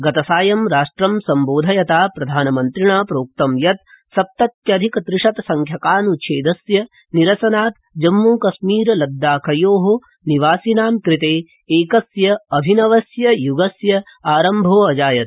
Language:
Sanskrit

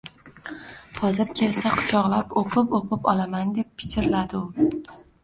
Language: Uzbek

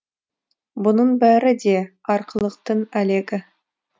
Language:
Kazakh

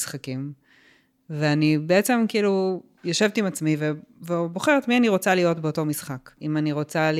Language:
Hebrew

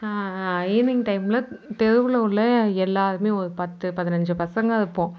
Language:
Tamil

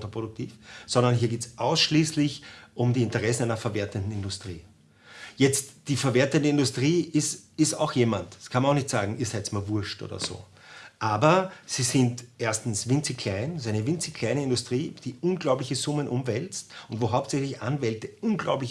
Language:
German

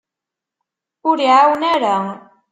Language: Kabyle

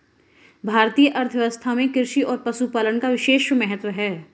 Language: Hindi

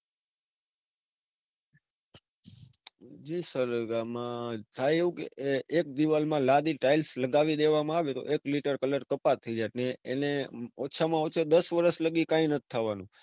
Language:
Gujarati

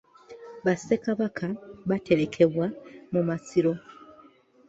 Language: Ganda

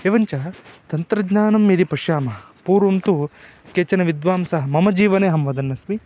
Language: Sanskrit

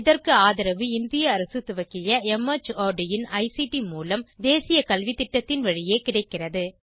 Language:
Tamil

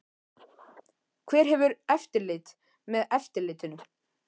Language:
Icelandic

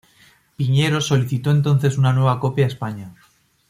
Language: Spanish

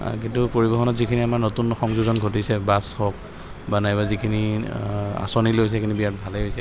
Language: Assamese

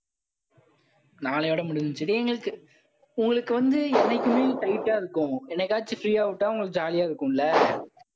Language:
Tamil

